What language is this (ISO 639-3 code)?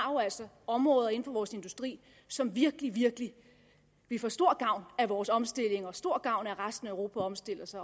dan